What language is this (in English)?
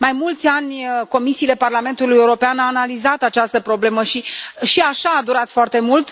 Romanian